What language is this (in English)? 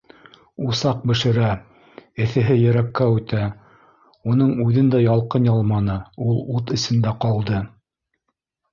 Bashkir